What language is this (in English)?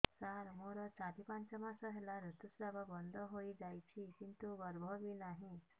Odia